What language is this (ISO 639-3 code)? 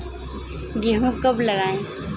hin